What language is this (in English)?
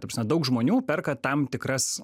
Lithuanian